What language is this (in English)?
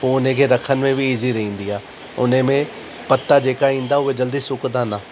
Sindhi